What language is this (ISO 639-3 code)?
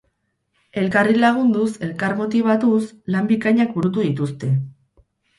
eus